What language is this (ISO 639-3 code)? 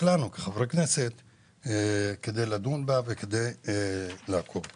heb